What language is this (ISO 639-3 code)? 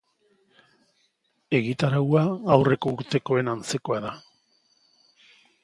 eus